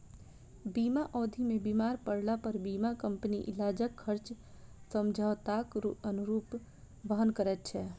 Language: Maithili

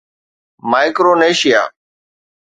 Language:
Sindhi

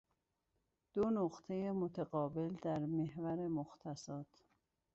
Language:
Persian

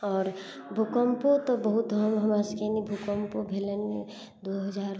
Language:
Maithili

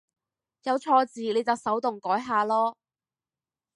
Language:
Cantonese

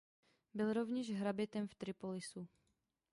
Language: Czech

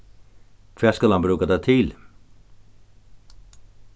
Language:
Faroese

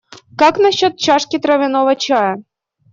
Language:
Russian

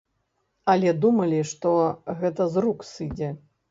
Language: Belarusian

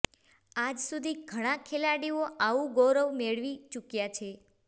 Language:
Gujarati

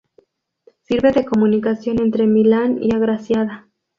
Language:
Spanish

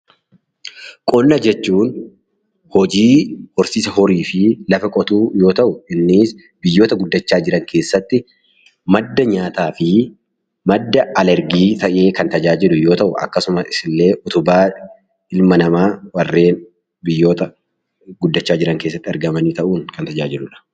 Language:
Oromo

